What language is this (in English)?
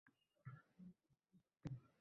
Uzbek